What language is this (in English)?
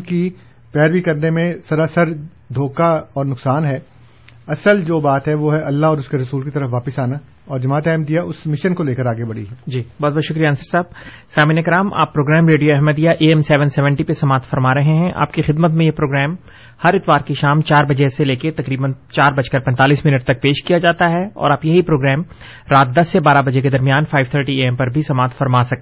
Urdu